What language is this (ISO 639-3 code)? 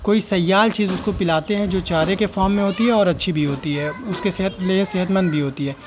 urd